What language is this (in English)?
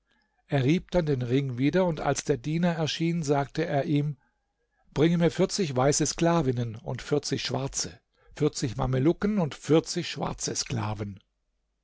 German